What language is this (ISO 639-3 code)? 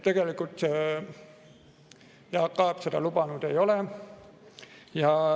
est